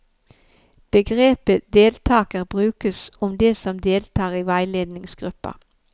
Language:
Norwegian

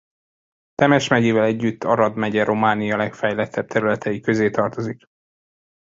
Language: Hungarian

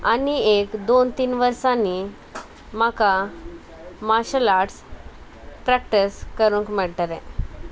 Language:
Konkani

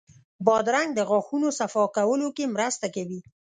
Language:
Pashto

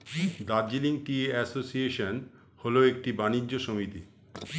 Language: Bangla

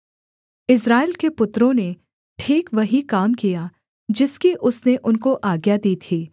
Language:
Hindi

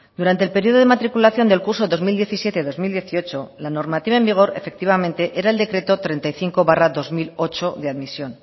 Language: Spanish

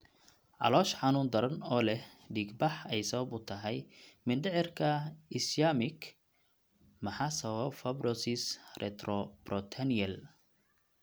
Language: Somali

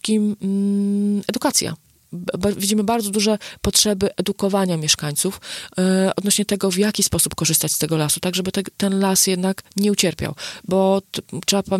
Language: Polish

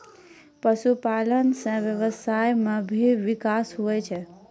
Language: Maithili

